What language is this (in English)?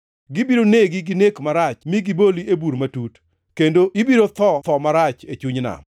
Luo (Kenya and Tanzania)